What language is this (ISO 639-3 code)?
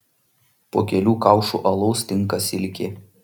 lit